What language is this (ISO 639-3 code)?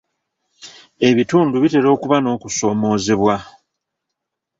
lug